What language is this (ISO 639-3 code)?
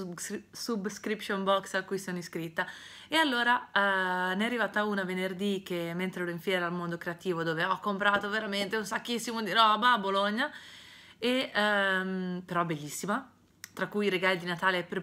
ita